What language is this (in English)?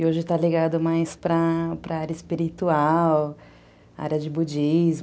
Portuguese